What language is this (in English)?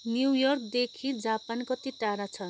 Nepali